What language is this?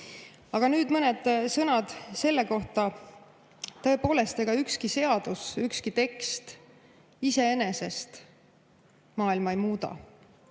Estonian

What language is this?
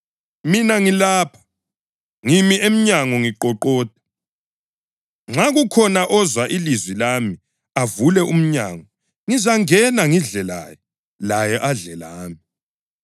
North Ndebele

